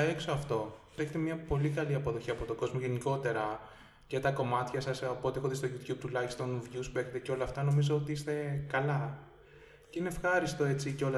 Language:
Greek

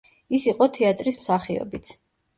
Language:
Georgian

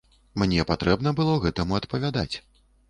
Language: Belarusian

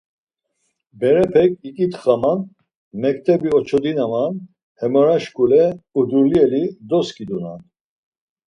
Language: Laz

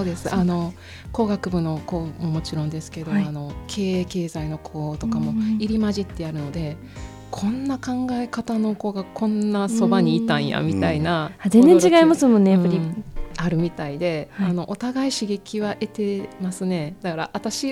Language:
Japanese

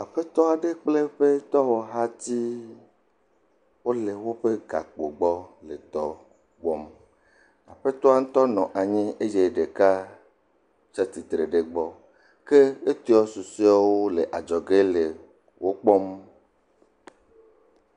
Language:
Ewe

